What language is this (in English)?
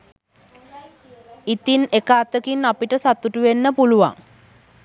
Sinhala